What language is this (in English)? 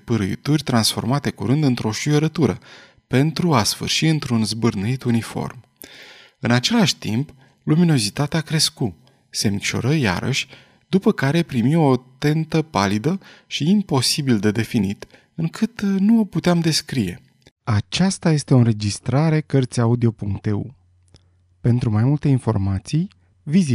Romanian